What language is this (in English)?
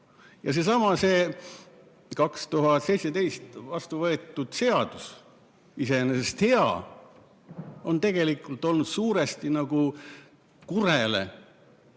Estonian